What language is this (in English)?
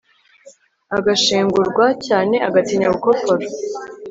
Kinyarwanda